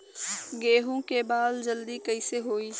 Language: Bhojpuri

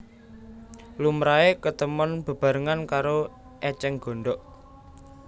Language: Javanese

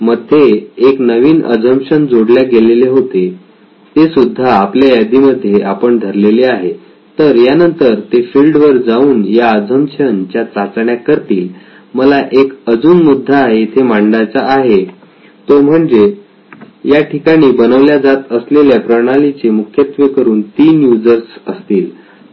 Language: Marathi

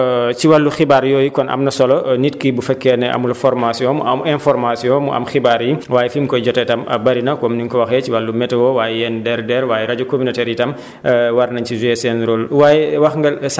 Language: Wolof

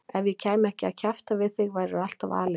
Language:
Icelandic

